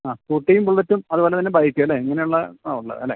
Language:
Malayalam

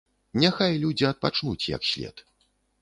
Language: Belarusian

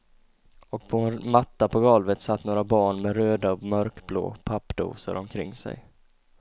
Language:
Swedish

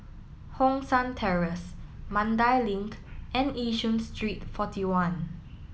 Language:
English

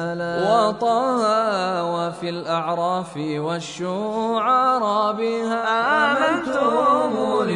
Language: Arabic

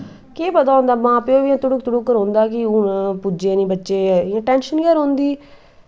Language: Dogri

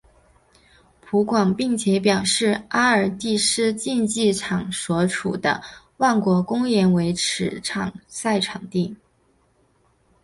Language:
Chinese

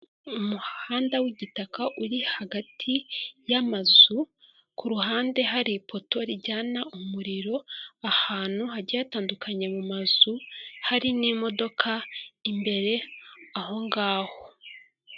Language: Kinyarwanda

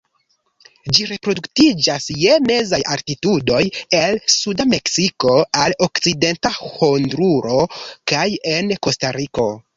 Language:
Esperanto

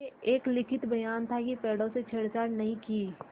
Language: Hindi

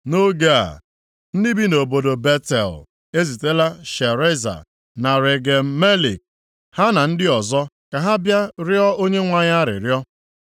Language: Igbo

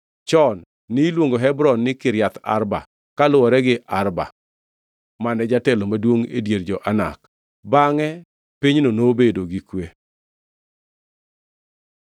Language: Luo (Kenya and Tanzania)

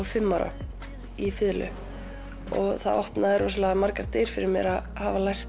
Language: Icelandic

